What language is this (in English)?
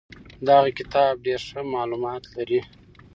Pashto